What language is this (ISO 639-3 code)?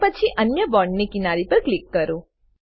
guj